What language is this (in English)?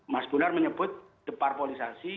Indonesian